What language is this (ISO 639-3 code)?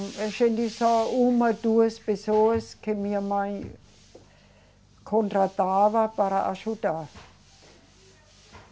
por